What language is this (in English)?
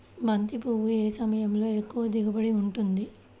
Telugu